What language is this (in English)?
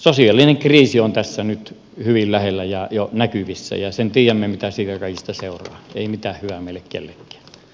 Finnish